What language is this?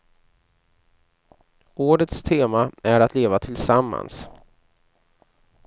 Swedish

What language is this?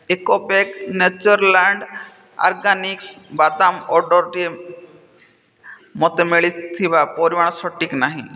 Odia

